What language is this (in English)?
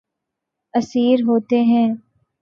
Urdu